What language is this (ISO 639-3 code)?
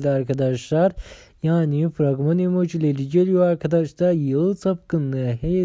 tur